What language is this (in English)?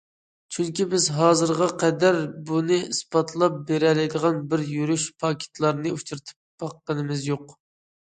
Uyghur